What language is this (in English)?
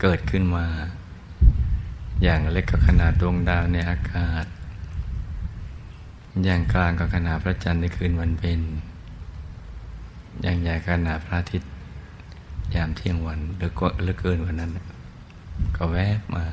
Thai